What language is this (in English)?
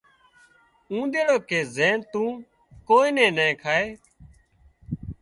Wadiyara Koli